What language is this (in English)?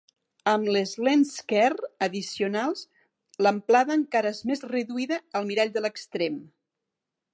Catalan